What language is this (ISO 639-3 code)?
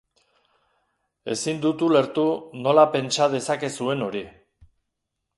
eus